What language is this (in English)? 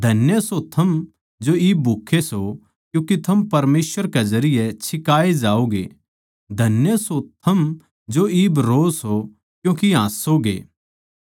Haryanvi